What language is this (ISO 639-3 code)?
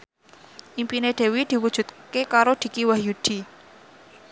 jav